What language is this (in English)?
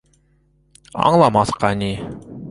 Bashkir